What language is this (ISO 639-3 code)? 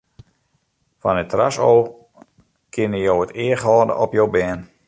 fry